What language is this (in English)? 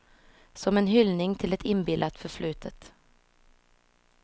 Swedish